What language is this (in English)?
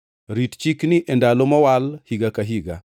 Luo (Kenya and Tanzania)